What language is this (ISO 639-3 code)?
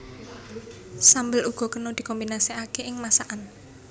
jav